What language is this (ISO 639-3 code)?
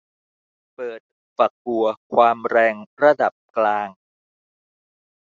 tha